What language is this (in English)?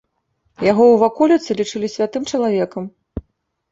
Belarusian